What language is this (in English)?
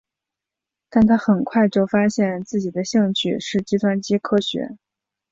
Chinese